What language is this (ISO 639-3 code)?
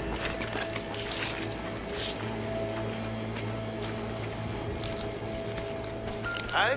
deu